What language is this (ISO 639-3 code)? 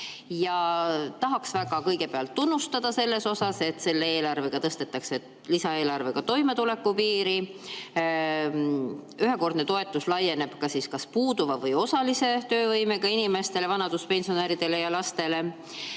est